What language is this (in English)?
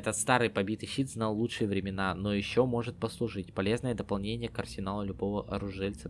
Russian